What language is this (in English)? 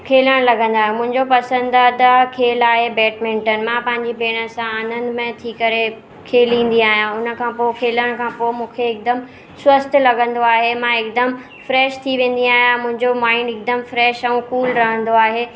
Sindhi